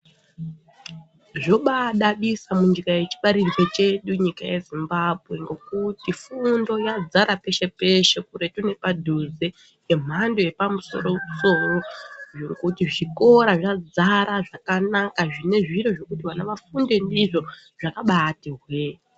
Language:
Ndau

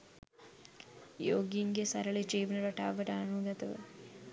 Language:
Sinhala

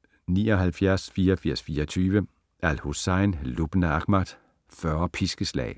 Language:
Danish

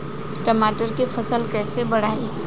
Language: Bhojpuri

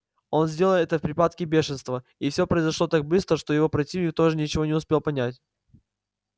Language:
Russian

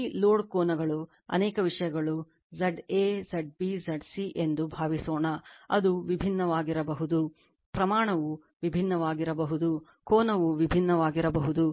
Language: Kannada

